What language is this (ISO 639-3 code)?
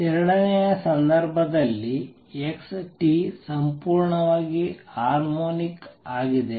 kan